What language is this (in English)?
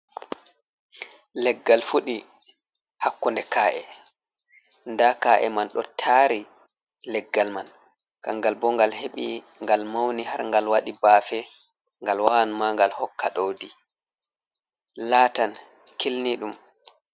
Fula